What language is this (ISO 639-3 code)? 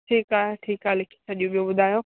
snd